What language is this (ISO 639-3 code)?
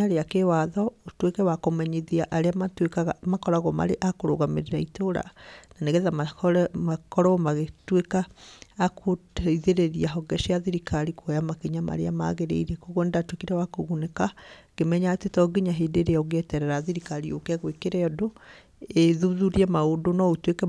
kik